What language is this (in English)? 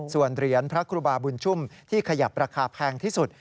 Thai